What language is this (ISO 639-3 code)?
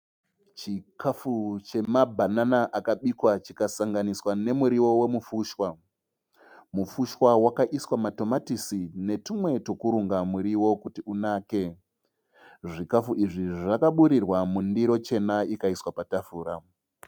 sna